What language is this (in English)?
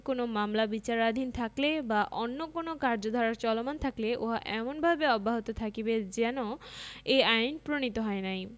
Bangla